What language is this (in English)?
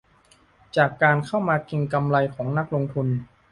Thai